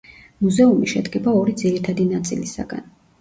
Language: Georgian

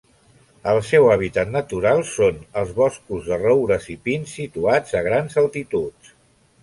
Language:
Catalan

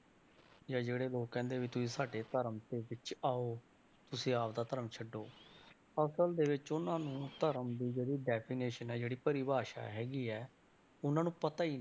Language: Punjabi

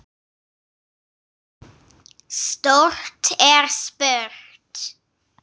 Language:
Icelandic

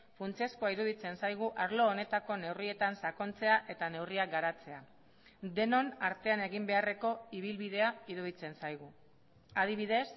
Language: Basque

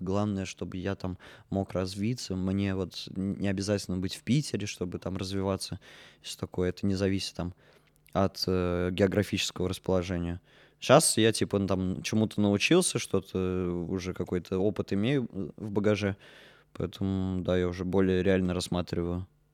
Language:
Russian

